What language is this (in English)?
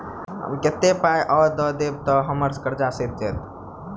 Maithili